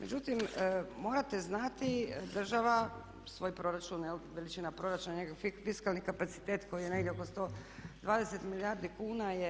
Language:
Croatian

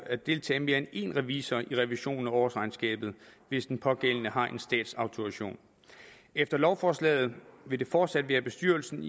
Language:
Danish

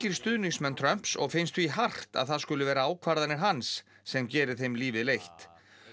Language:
Icelandic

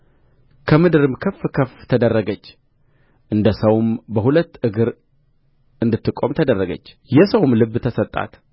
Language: Amharic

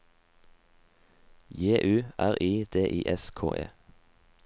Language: Norwegian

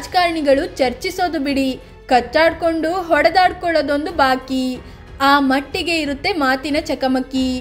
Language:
Hindi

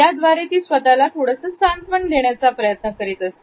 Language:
Marathi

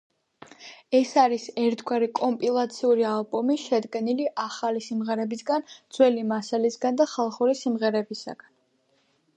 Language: Georgian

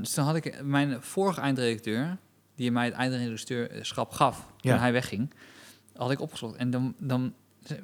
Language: Dutch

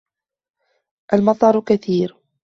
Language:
Arabic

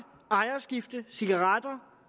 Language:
Danish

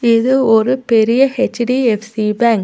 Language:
Tamil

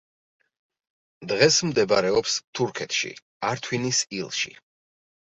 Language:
Georgian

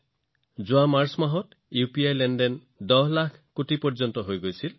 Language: Assamese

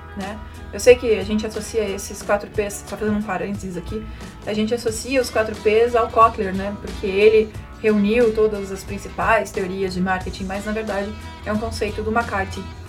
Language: Portuguese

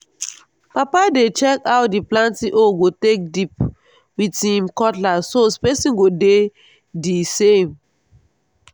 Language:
Nigerian Pidgin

